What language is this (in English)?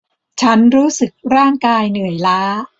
Thai